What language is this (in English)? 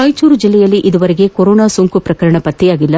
Kannada